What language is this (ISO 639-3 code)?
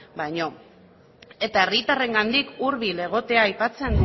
eus